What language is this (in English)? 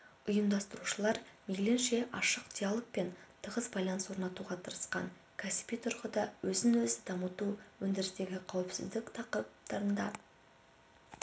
Kazakh